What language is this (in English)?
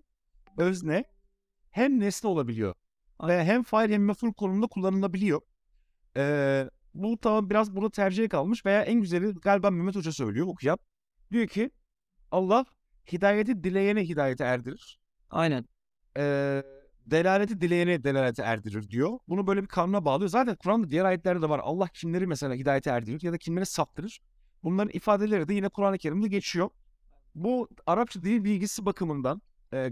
Turkish